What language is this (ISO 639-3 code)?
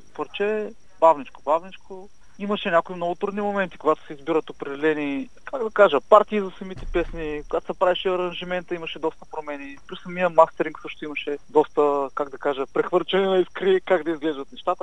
bul